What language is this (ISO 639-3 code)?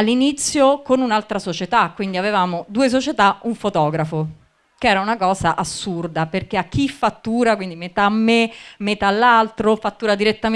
ita